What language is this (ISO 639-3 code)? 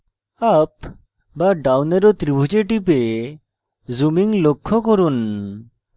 ben